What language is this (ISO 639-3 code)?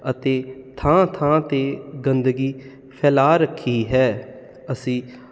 pan